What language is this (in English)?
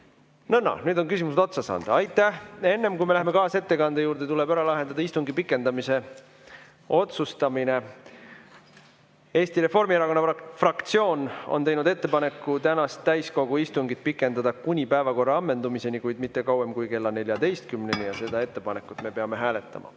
Estonian